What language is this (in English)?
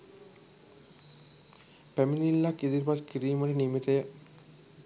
Sinhala